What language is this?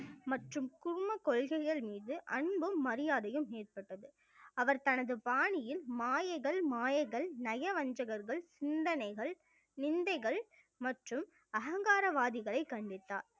Tamil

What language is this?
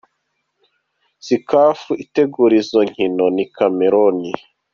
Kinyarwanda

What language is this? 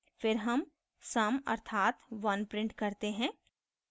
Hindi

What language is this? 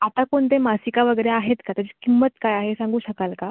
Marathi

